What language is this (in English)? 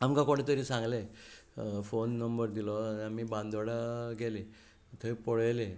Konkani